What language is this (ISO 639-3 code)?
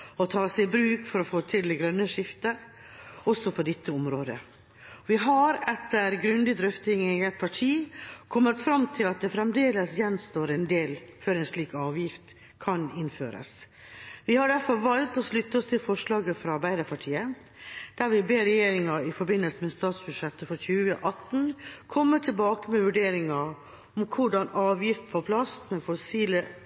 nob